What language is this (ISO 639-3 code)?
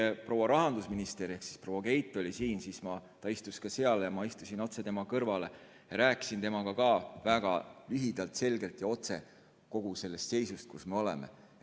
est